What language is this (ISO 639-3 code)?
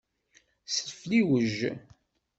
kab